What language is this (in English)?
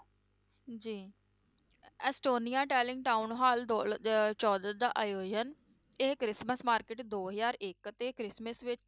Punjabi